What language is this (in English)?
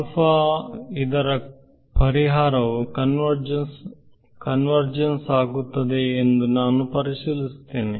Kannada